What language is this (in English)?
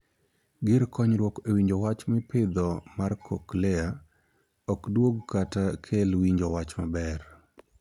Luo (Kenya and Tanzania)